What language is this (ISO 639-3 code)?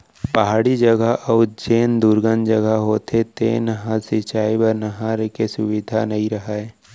hne